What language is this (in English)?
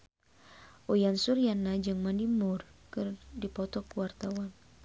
Sundanese